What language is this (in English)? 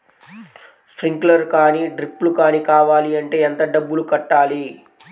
Telugu